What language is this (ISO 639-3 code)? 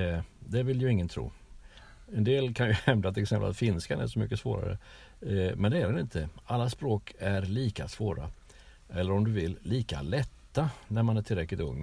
swe